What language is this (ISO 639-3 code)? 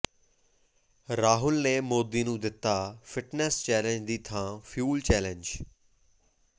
pan